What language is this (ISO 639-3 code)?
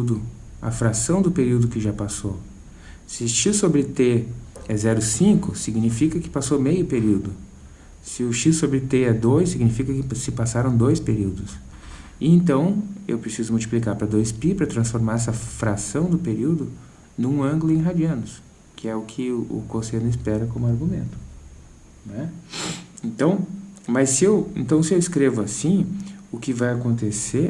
por